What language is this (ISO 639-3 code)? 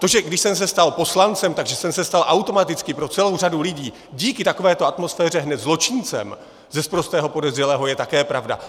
ces